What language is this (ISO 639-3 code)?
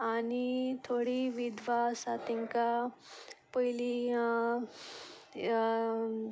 kok